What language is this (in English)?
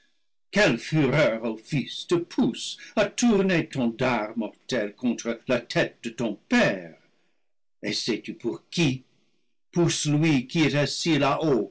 French